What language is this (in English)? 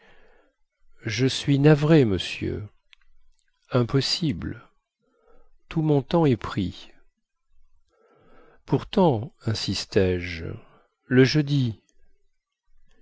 French